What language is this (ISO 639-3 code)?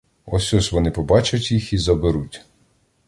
ukr